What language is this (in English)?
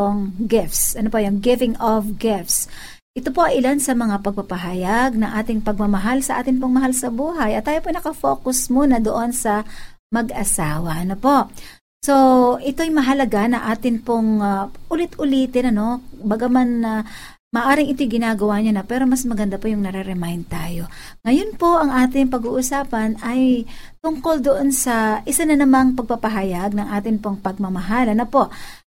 Filipino